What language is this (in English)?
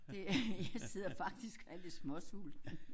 Danish